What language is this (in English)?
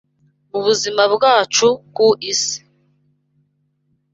Kinyarwanda